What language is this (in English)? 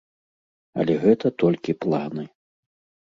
Belarusian